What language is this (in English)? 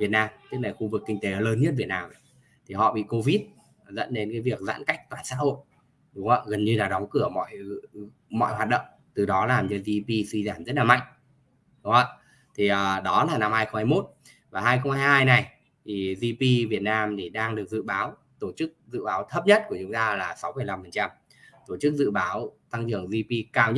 Vietnamese